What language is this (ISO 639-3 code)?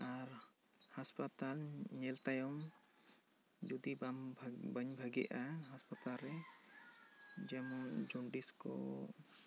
sat